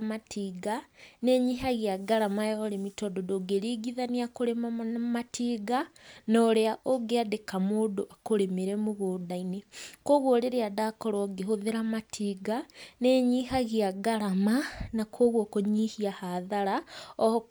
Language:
Kikuyu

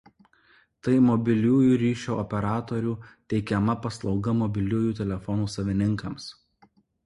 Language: Lithuanian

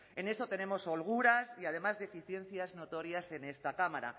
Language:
Spanish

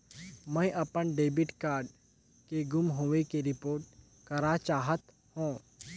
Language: Chhattisgarhi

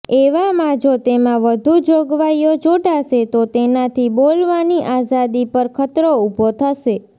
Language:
Gujarati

